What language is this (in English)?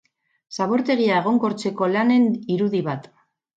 Basque